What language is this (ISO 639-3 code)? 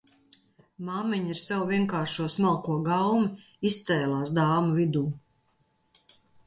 lav